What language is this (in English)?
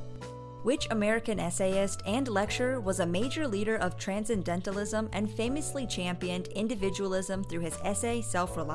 English